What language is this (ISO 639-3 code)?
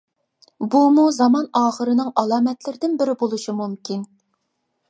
uig